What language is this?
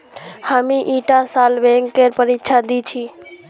Magahi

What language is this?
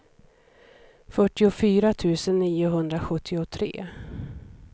Swedish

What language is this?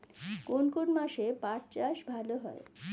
Bangla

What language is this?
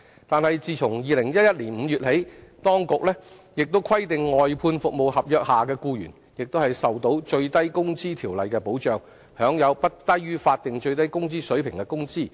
Cantonese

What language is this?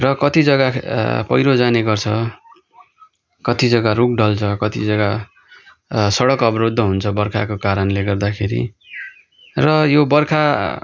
Nepali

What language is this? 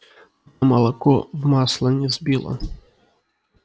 Russian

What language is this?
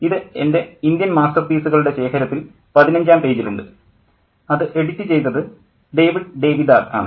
Malayalam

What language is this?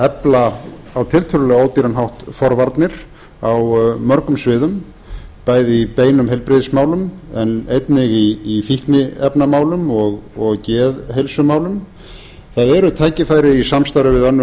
Icelandic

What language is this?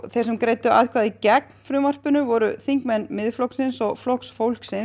Icelandic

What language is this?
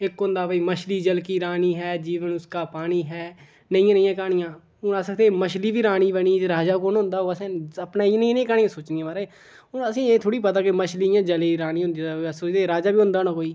Dogri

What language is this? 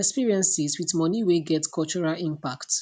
Nigerian Pidgin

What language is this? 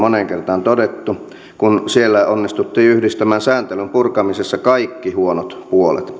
Finnish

